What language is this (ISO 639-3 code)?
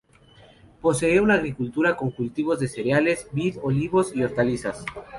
spa